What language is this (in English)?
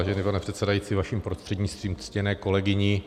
Czech